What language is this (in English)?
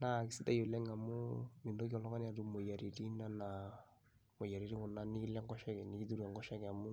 Masai